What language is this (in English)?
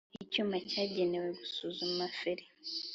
Kinyarwanda